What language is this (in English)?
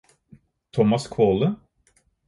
Norwegian Bokmål